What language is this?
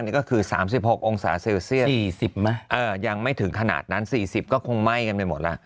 Thai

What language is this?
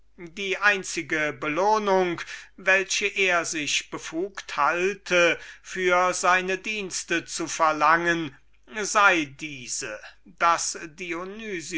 German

